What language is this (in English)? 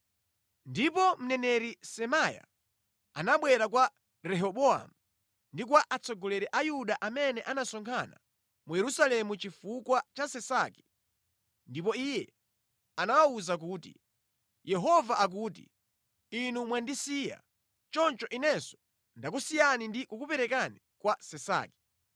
Nyanja